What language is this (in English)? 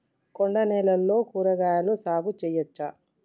Telugu